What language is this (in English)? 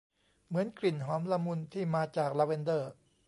Thai